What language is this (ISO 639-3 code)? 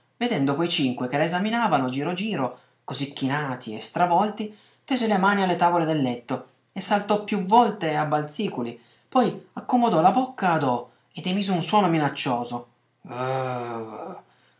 ita